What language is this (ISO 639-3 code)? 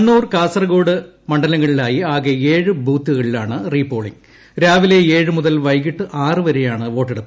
mal